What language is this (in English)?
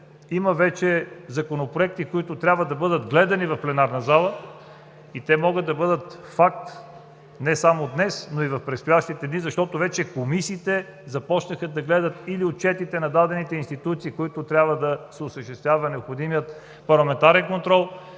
Bulgarian